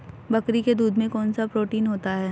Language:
Hindi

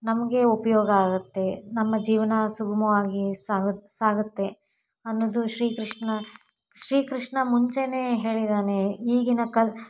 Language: Kannada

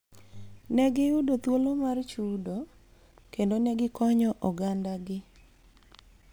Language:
Luo (Kenya and Tanzania)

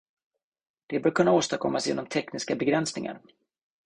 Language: Swedish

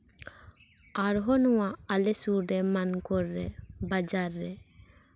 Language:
Santali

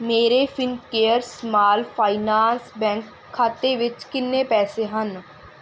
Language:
Punjabi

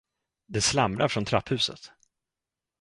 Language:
Swedish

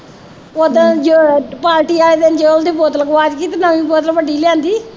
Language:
Punjabi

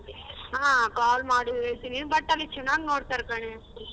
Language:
Kannada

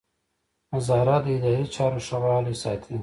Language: Pashto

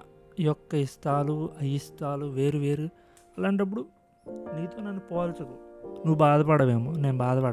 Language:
Telugu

